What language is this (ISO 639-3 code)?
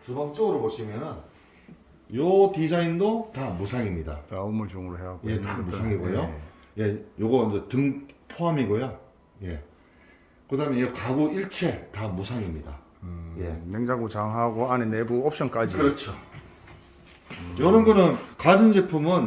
kor